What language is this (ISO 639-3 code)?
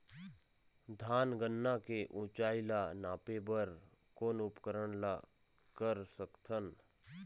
hne